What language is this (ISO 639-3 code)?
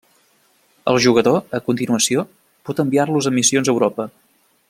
cat